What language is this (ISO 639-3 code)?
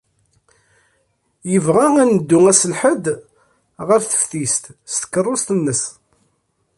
kab